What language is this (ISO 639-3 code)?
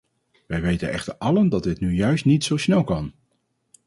nld